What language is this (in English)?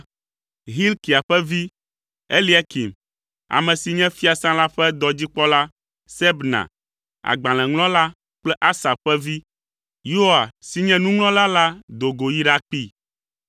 Ewe